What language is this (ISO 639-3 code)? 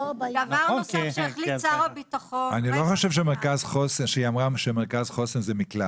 heb